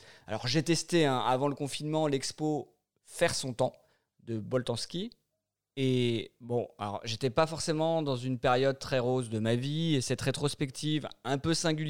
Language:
French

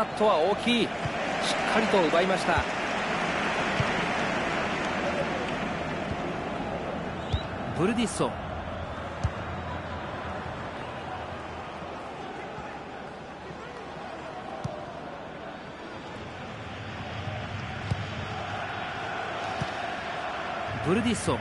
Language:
Japanese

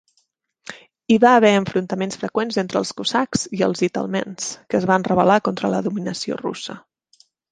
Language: Catalan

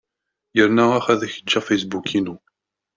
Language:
Kabyle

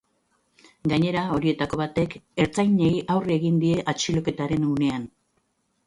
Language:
Basque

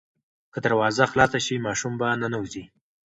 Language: Pashto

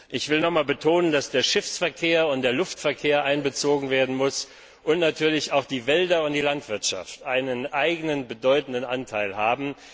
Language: German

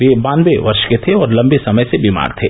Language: Hindi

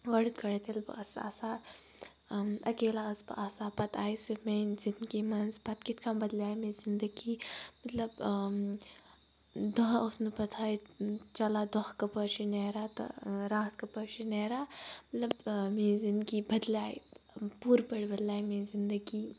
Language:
Kashmiri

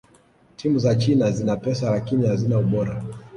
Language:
Swahili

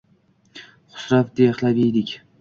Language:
Uzbek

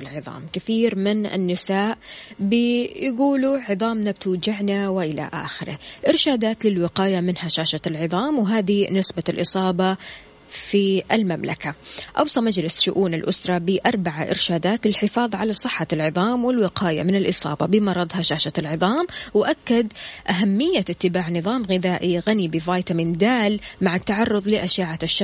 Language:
Arabic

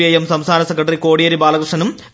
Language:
Malayalam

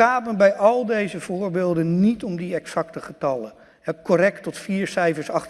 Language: Dutch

